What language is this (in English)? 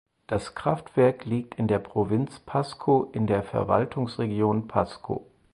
German